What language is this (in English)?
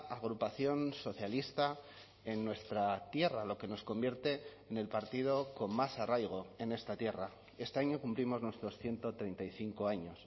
Spanish